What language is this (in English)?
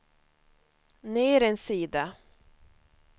Swedish